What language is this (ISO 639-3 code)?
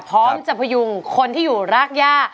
tha